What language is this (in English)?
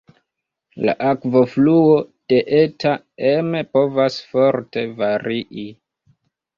Esperanto